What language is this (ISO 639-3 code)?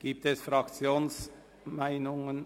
gsw